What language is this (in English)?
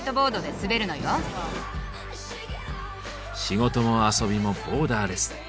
Japanese